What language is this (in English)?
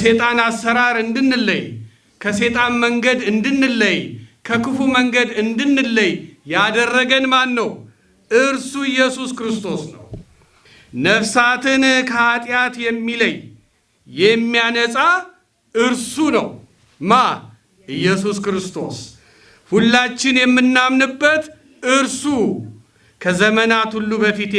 Amharic